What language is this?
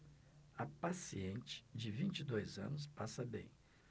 Portuguese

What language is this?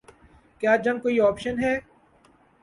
Urdu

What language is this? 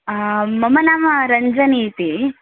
Sanskrit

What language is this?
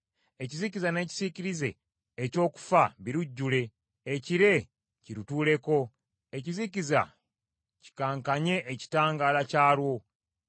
Ganda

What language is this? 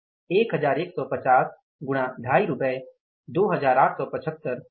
Hindi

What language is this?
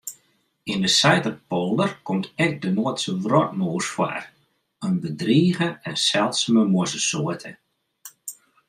Western Frisian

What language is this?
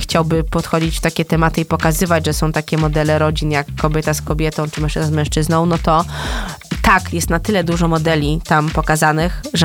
Polish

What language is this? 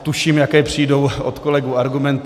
Czech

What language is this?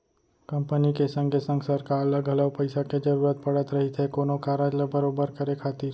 Chhattisgarhi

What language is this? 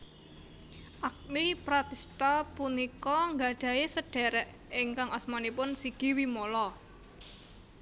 Javanese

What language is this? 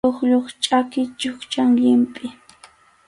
Arequipa-La Unión Quechua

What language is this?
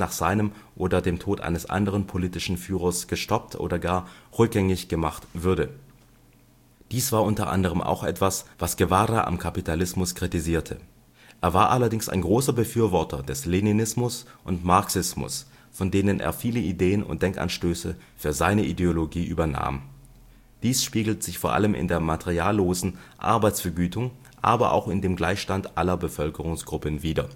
German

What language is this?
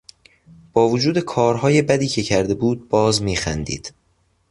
Persian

